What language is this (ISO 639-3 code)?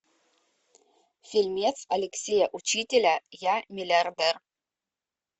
rus